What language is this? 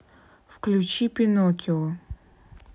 Russian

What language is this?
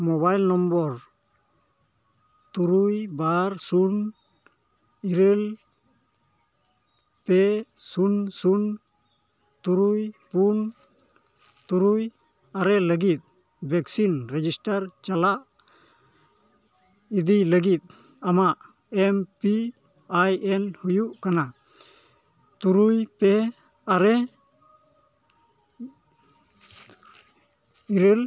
Santali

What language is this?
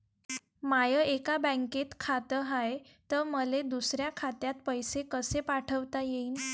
Marathi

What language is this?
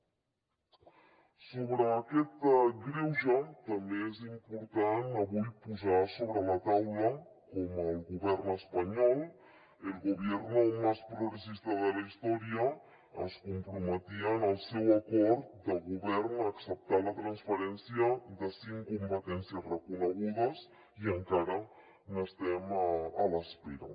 Catalan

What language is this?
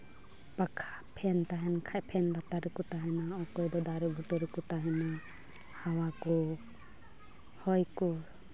Santali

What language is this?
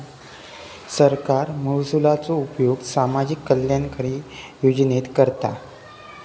Marathi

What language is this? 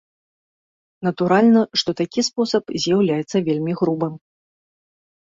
Belarusian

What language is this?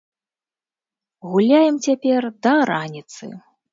Belarusian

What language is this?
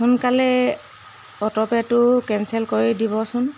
Assamese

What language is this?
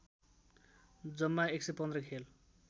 Nepali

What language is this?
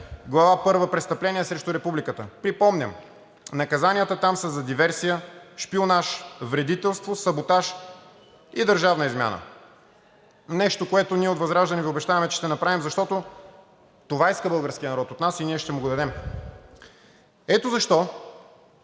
Bulgarian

